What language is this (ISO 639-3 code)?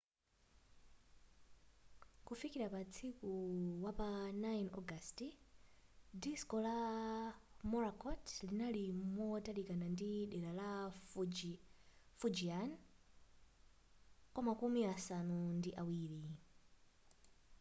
nya